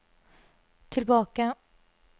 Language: Norwegian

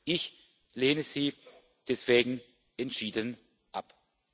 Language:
German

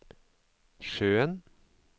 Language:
Norwegian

